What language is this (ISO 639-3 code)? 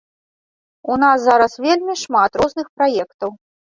bel